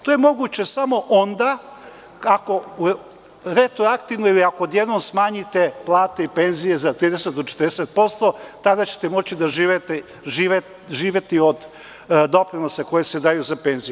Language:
Serbian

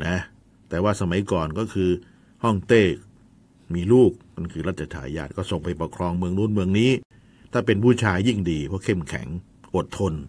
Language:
Thai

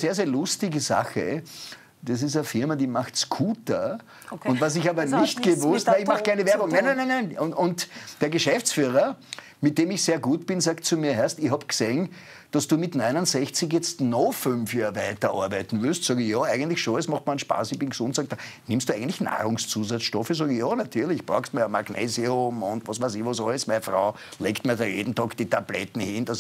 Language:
German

